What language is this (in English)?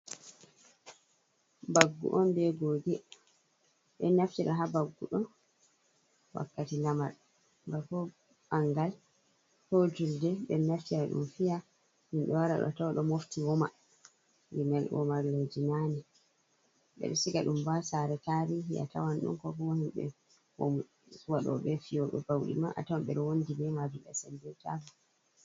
Fula